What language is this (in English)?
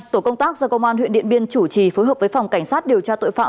Vietnamese